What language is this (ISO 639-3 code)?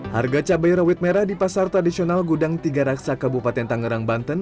ind